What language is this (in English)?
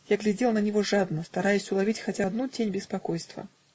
Russian